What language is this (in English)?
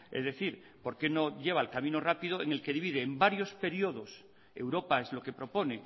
Spanish